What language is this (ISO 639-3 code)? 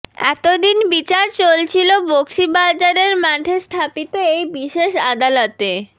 ben